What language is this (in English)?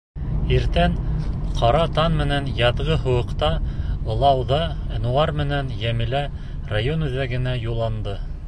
Bashkir